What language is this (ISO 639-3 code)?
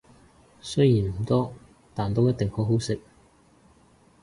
yue